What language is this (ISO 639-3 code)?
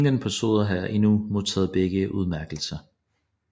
dan